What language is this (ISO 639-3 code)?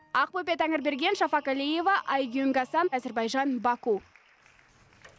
kaz